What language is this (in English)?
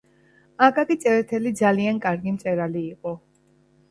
Georgian